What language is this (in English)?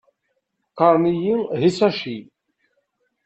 Kabyle